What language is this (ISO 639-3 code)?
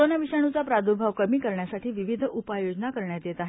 mar